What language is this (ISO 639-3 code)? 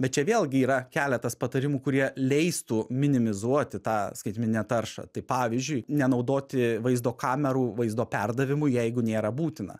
lit